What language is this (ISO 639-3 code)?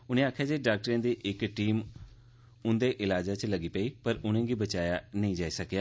doi